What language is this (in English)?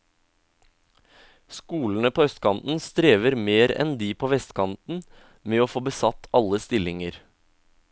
Norwegian